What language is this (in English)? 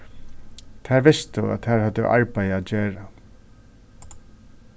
Faroese